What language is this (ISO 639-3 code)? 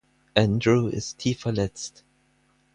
deu